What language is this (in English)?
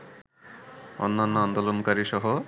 Bangla